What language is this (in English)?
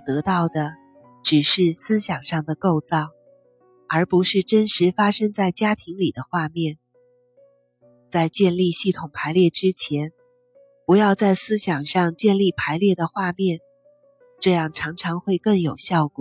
Chinese